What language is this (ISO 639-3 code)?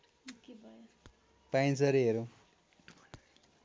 nep